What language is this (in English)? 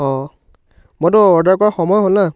Assamese